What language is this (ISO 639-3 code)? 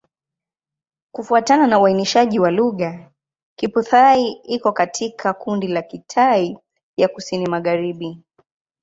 swa